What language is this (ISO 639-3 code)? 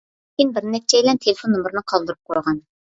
uig